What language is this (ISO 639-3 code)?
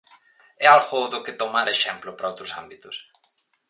glg